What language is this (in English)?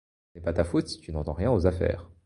French